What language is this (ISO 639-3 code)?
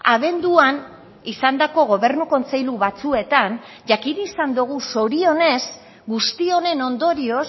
eus